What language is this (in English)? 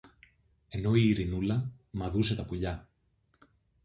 Greek